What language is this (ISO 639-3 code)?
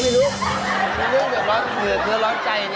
tha